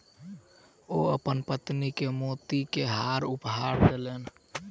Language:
Maithili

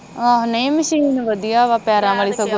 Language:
Punjabi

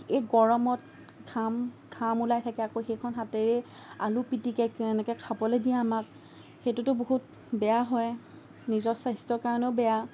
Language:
Assamese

